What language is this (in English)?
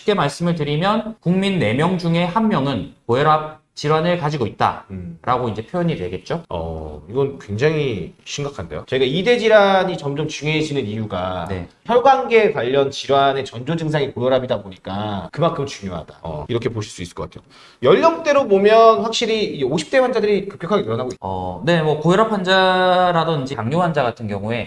Korean